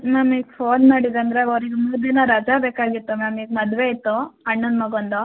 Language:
Kannada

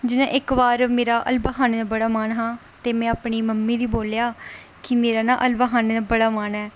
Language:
Dogri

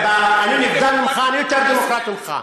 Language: Hebrew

